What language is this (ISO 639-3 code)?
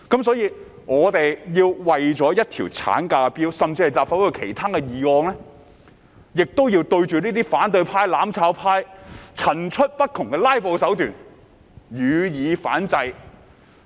yue